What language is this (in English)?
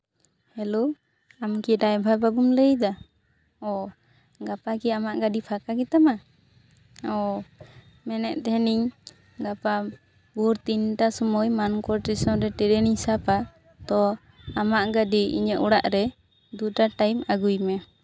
Santali